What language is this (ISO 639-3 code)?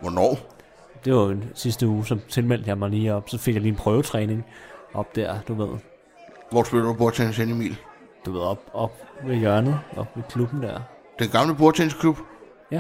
dan